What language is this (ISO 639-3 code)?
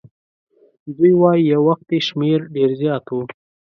pus